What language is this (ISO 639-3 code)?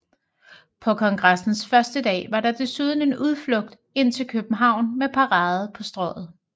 dan